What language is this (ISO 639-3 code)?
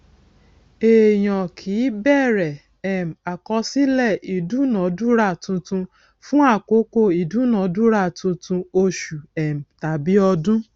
yor